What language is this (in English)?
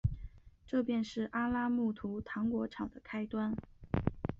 Chinese